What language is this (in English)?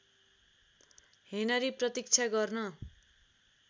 Nepali